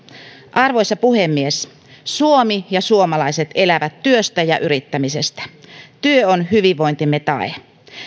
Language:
Finnish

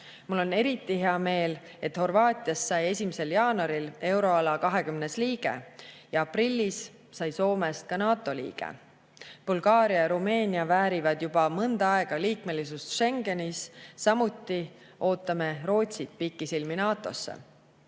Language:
Estonian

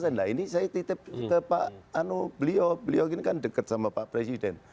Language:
Indonesian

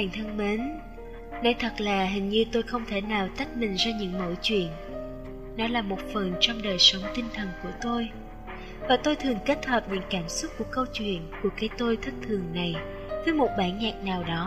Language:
Vietnamese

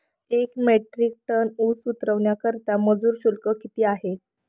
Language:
Marathi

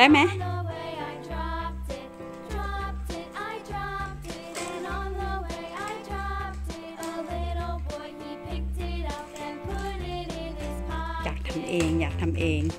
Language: Thai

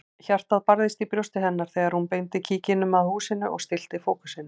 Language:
Icelandic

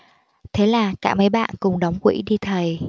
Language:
Vietnamese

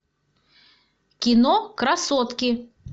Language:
Russian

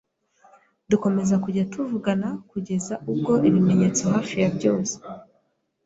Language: Kinyarwanda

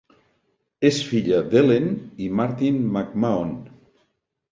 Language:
Catalan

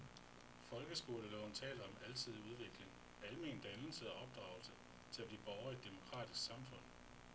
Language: Danish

